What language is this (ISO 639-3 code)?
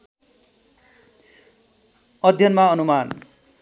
nep